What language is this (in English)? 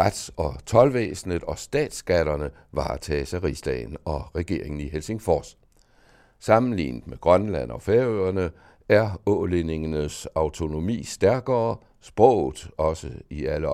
Danish